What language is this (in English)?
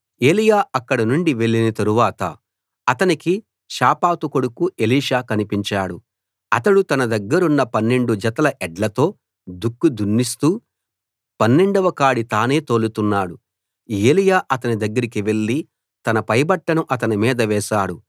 Telugu